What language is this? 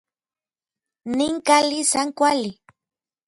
Orizaba Nahuatl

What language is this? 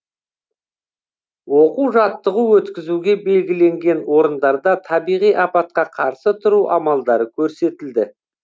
Kazakh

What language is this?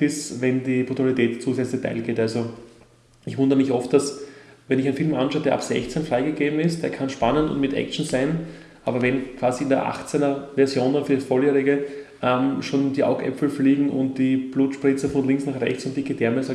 German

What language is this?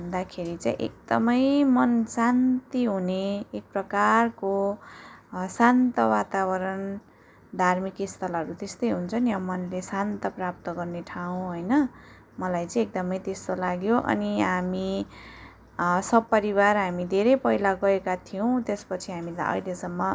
Nepali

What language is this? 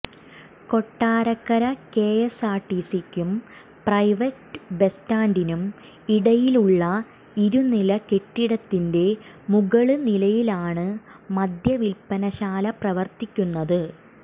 Malayalam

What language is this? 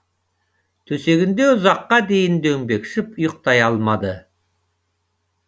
Kazakh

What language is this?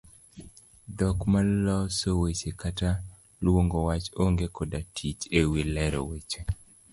Luo (Kenya and Tanzania)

